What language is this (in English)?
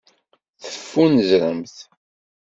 Kabyle